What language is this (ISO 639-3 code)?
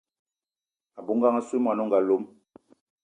eto